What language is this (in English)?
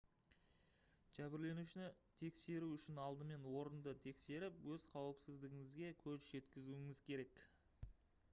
Kazakh